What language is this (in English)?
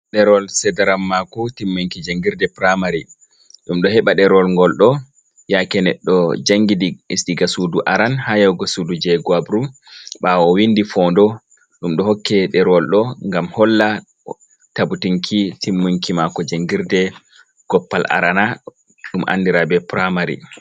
Fula